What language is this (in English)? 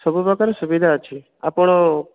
Odia